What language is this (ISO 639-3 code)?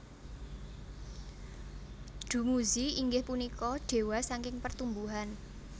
jav